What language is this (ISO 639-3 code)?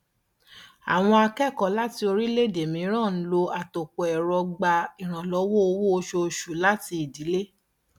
yor